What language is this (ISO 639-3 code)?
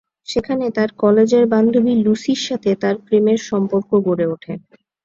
ben